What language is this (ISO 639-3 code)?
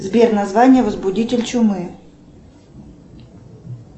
rus